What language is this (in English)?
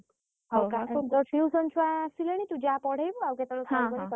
Odia